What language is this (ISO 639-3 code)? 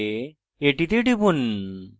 ben